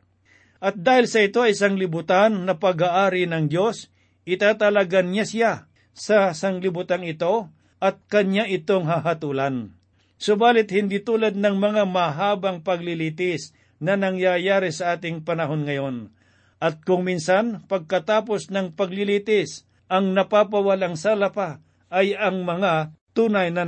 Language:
Filipino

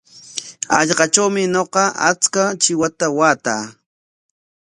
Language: Corongo Ancash Quechua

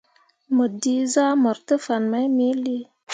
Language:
Mundang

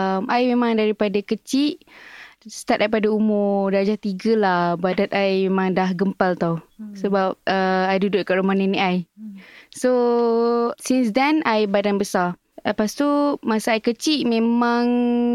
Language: Malay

